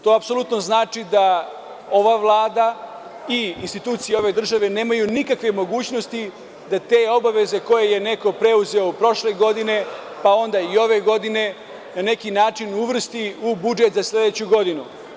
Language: Serbian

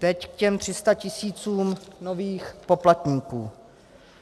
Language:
Czech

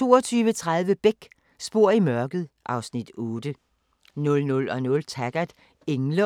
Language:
Danish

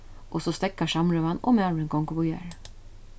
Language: Faroese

